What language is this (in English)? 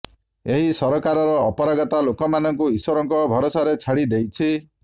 Odia